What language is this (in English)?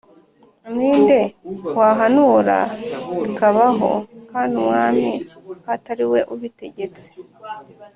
Kinyarwanda